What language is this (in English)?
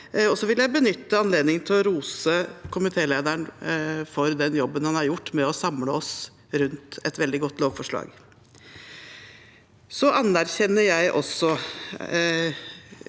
Norwegian